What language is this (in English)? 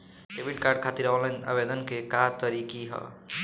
Bhojpuri